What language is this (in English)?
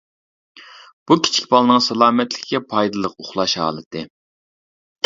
Uyghur